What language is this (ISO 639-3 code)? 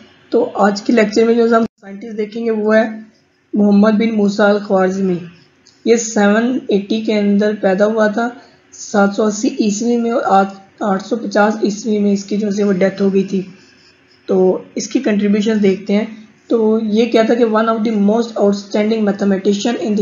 hin